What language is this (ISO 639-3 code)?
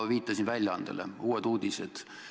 est